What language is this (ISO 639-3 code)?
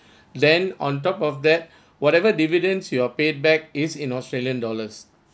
eng